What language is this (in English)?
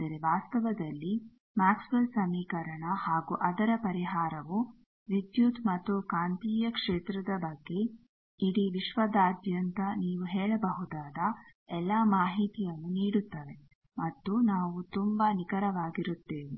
Kannada